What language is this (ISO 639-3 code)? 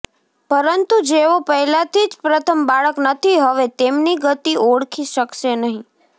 guj